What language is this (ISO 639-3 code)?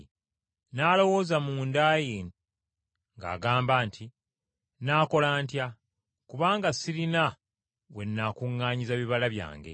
lug